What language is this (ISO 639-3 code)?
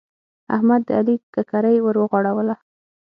pus